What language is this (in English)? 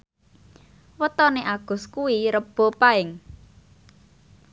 Javanese